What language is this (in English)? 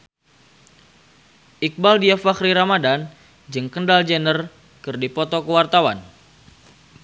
Sundanese